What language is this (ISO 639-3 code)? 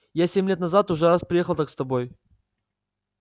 rus